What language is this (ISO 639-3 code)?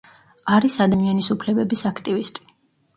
kat